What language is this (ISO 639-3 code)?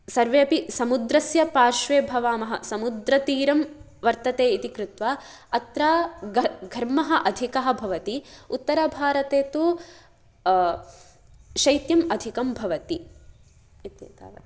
san